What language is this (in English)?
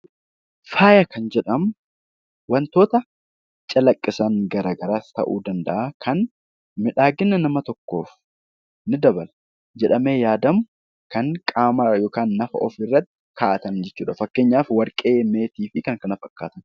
Oromo